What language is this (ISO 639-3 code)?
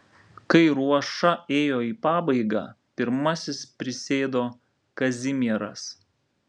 lit